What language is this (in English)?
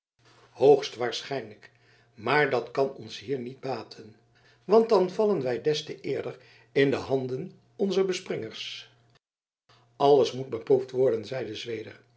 Dutch